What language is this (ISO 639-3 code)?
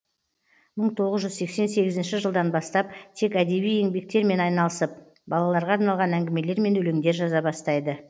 kaz